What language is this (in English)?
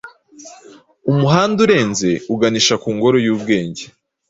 Kinyarwanda